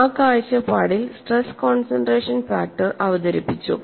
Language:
Malayalam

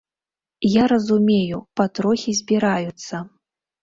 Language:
Belarusian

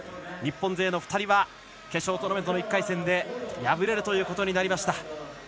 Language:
Japanese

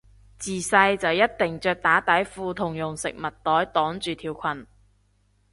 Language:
Cantonese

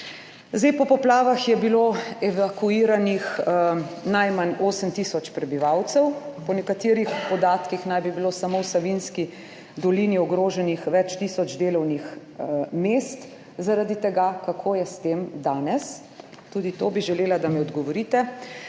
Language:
Slovenian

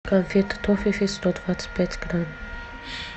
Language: Russian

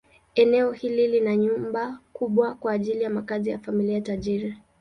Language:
Swahili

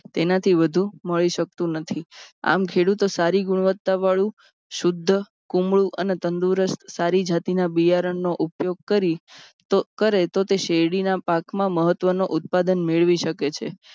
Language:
Gujarati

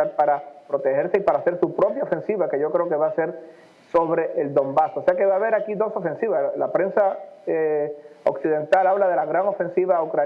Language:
Spanish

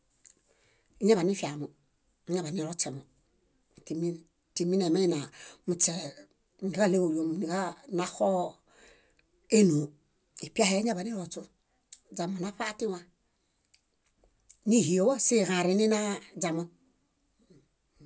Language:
Bayot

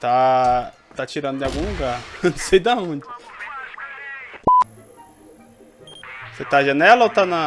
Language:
Portuguese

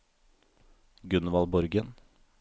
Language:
Norwegian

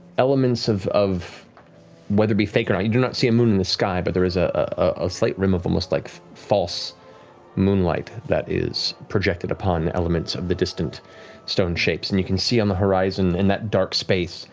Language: English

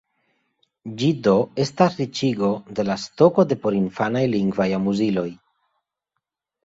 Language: Esperanto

